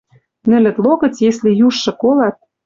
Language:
Western Mari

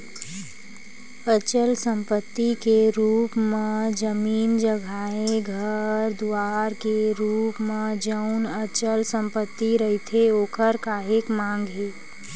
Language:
Chhattisgarhi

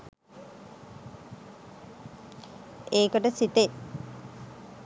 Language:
Sinhala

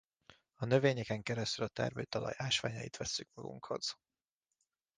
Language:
Hungarian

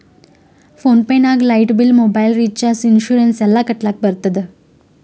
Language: Kannada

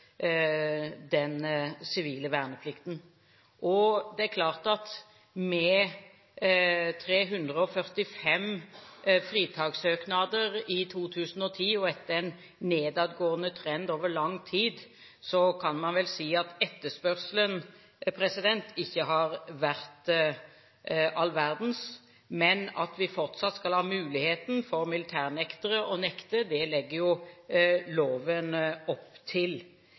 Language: Norwegian Bokmål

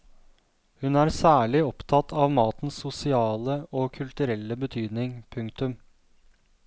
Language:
Norwegian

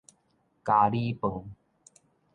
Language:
Min Nan Chinese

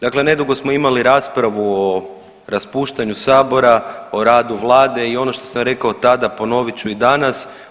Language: Croatian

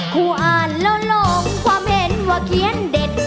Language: Thai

